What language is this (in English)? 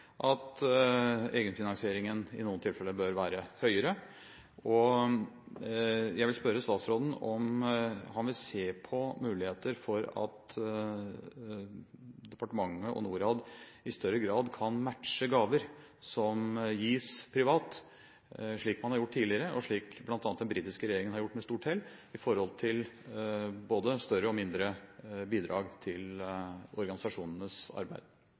Norwegian Bokmål